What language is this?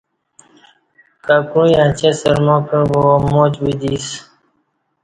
Kati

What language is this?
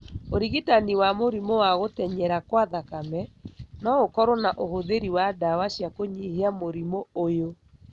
Kikuyu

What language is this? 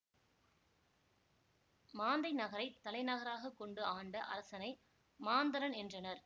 Tamil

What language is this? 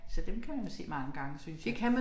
Danish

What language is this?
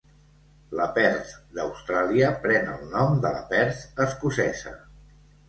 Catalan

